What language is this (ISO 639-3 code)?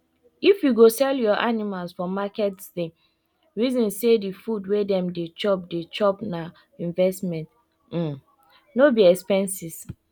pcm